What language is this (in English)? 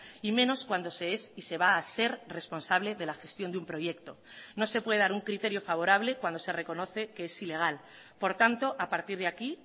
Spanish